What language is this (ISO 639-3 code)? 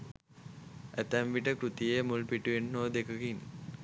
sin